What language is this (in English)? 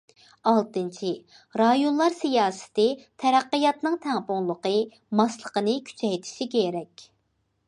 Uyghur